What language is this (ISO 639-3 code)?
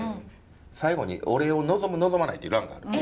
jpn